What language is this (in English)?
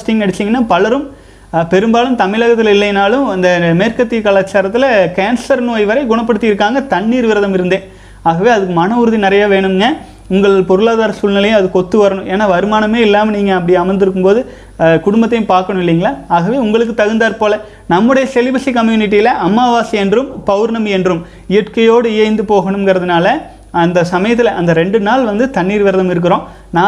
Tamil